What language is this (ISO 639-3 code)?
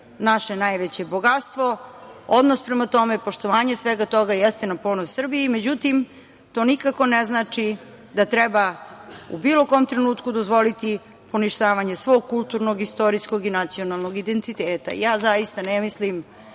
srp